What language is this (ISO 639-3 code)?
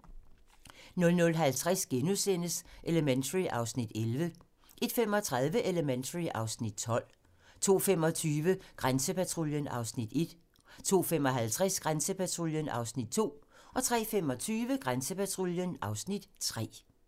dan